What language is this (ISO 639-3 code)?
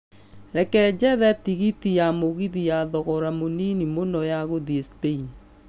kik